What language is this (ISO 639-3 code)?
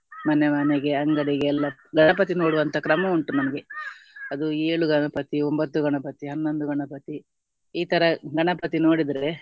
kan